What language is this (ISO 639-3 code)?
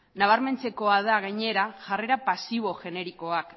eus